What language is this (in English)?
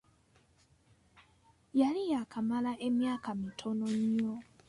Ganda